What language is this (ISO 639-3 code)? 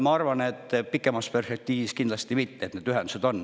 est